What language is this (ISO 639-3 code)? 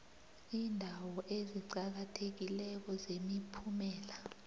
nbl